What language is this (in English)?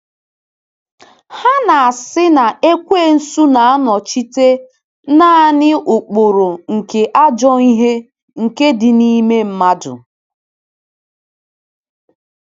Igbo